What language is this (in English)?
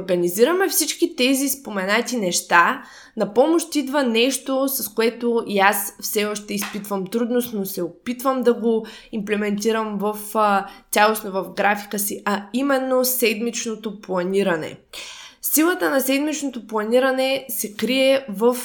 Bulgarian